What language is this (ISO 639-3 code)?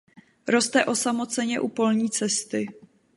ces